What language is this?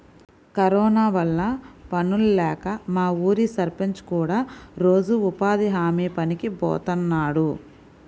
Telugu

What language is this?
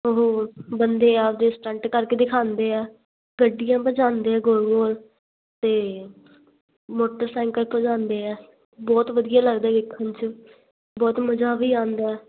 Punjabi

